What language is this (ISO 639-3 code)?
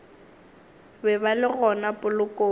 nso